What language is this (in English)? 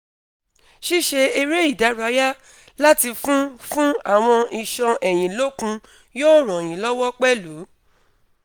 Yoruba